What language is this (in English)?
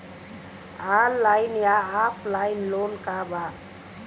Bhojpuri